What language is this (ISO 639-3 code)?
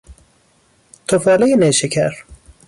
fas